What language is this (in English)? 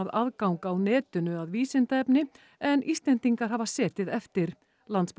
Icelandic